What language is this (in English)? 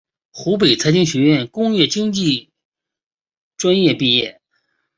Chinese